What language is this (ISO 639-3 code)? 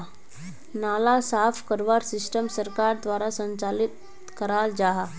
mag